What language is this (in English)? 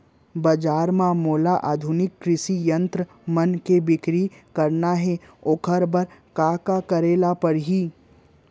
Chhattisgarhi